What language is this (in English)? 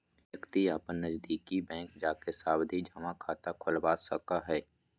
Magahi